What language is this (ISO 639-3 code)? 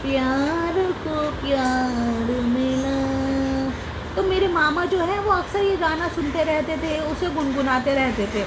urd